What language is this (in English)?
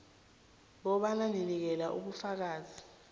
South Ndebele